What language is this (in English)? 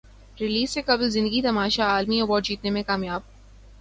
Urdu